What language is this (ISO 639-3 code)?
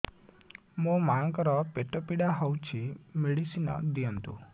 ori